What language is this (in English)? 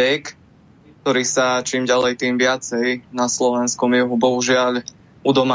Slovak